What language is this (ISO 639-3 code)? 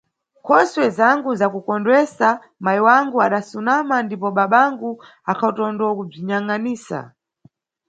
nyu